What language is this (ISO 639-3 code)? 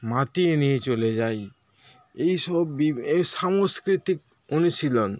ben